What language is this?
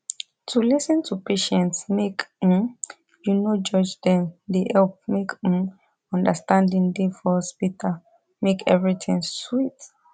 Nigerian Pidgin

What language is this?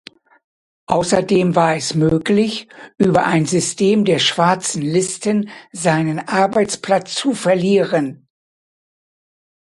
German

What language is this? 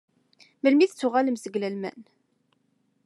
Kabyle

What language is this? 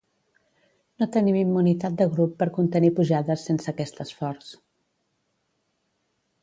Catalan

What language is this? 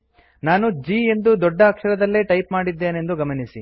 Kannada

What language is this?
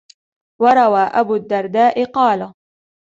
Arabic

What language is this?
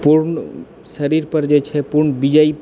Maithili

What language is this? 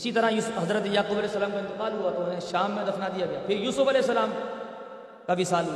Urdu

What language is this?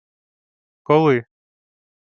Ukrainian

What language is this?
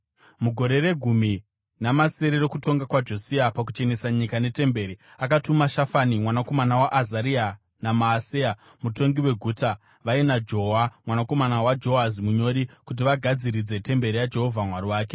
Shona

